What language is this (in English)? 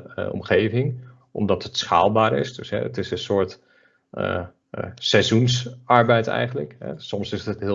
Dutch